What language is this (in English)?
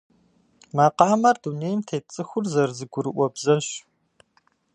Kabardian